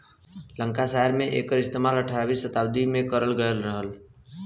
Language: Bhojpuri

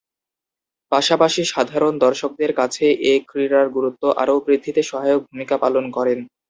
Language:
Bangla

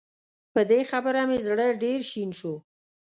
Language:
Pashto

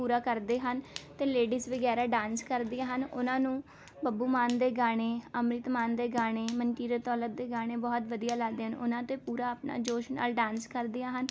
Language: Punjabi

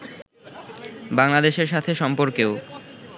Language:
Bangla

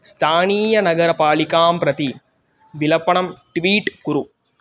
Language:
Sanskrit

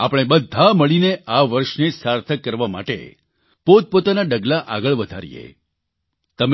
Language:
Gujarati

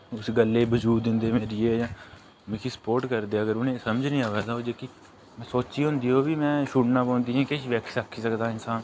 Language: Dogri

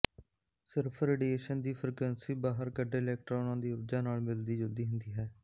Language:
Punjabi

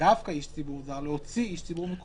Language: Hebrew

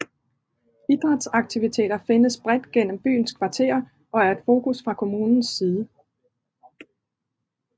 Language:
Danish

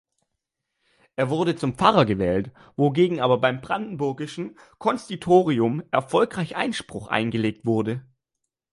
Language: German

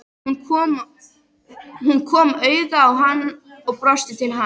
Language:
Icelandic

